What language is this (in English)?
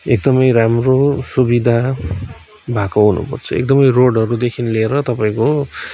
Nepali